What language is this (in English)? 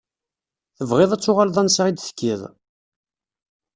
Kabyle